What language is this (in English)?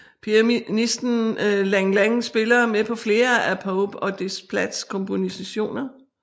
Danish